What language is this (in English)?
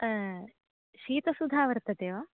Sanskrit